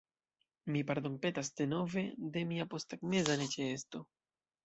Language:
Esperanto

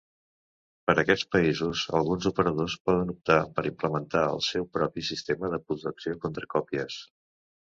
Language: Catalan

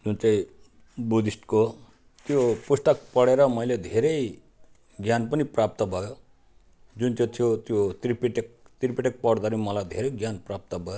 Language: Nepali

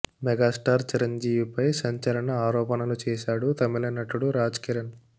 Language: Telugu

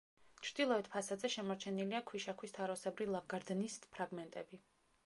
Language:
Georgian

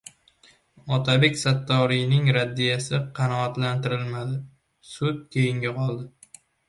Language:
Uzbek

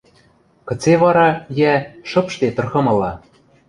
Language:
Western Mari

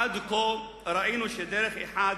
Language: Hebrew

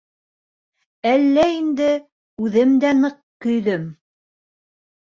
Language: Bashkir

